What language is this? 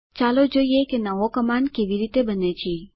Gujarati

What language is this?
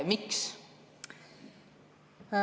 Estonian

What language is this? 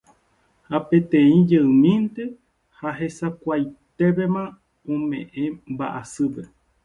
Guarani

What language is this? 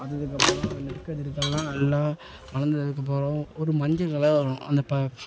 Tamil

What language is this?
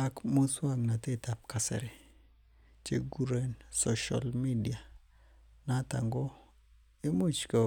Kalenjin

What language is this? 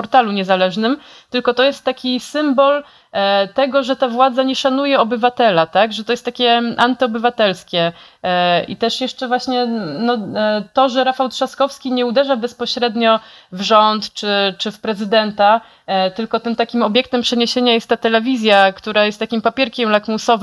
Polish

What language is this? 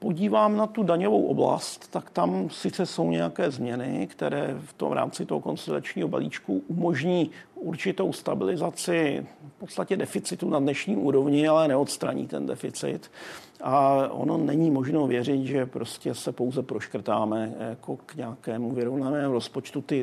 Czech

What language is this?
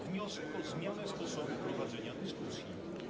Polish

